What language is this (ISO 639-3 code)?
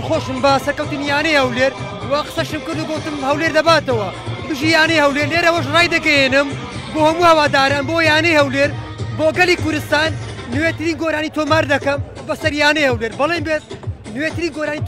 ara